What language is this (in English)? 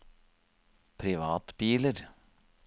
Norwegian